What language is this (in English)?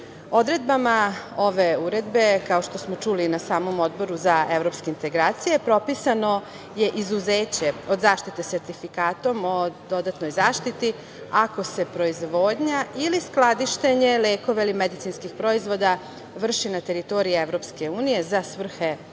Serbian